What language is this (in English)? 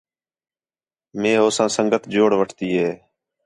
Khetrani